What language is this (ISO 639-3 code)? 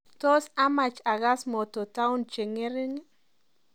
kln